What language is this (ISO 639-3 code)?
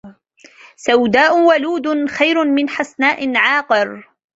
ara